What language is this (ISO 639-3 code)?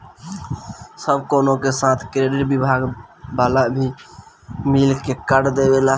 bho